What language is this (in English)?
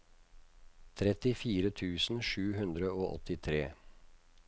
Norwegian